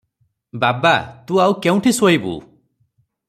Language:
Odia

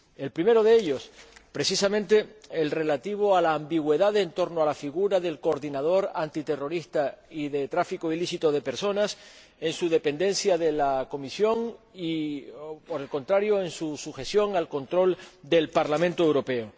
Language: Spanish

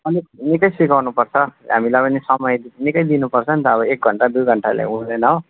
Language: Nepali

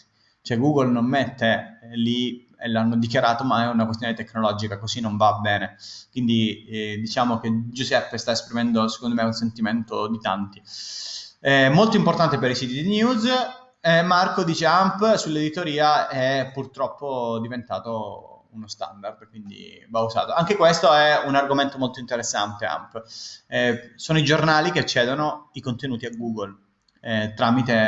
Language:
Italian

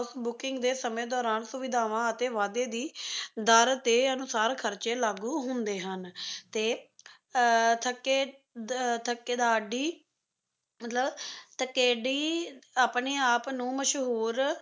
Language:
Punjabi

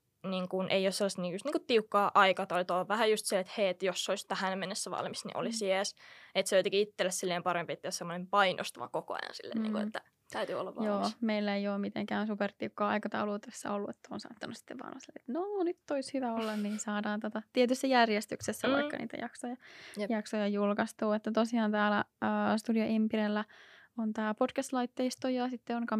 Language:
Finnish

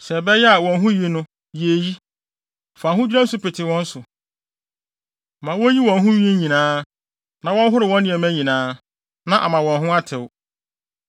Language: Akan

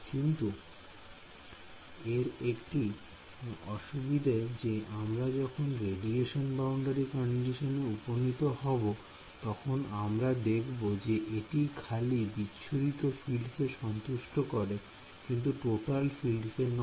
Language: Bangla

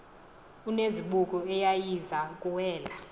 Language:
Xhosa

